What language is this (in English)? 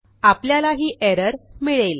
Marathi